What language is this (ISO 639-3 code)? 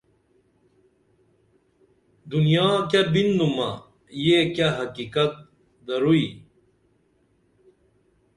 dml